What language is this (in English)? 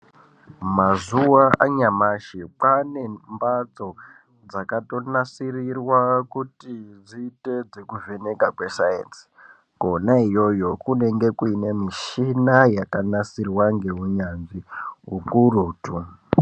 Ndau